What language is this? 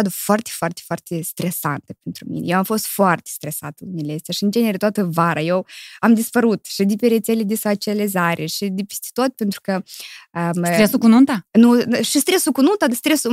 Romanian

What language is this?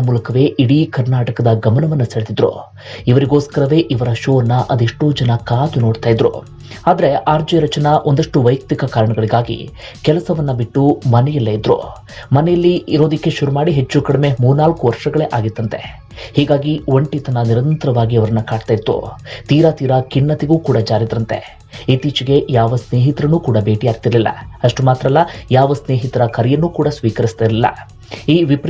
Kannada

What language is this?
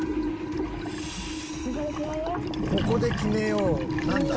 Japanese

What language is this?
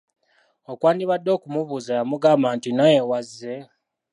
Ganda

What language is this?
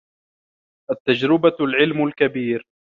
Arabic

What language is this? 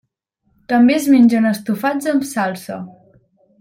Catalan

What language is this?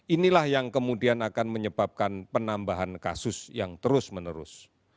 Indonesian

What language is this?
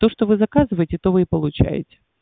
Russian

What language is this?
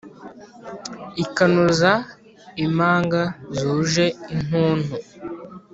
Kinyarwanda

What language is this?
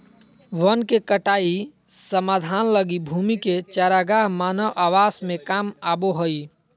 Magahi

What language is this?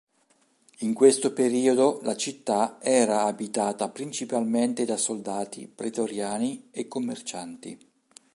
Italian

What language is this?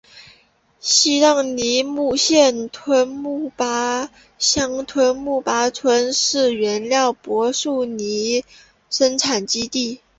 Chinese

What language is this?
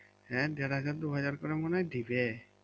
Bangla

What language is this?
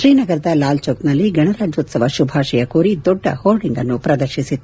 Kannada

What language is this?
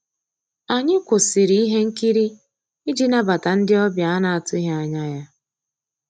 Igbo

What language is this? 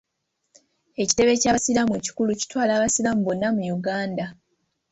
Ganda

